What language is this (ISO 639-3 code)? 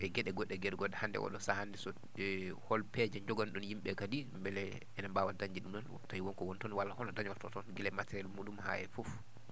ful